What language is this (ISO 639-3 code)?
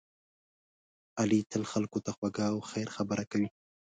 pus